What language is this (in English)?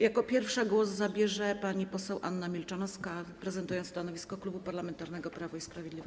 Polish